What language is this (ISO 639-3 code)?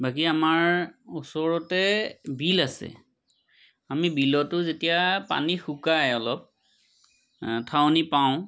asm